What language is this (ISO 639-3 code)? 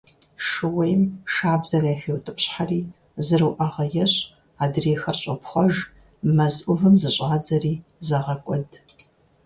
kbd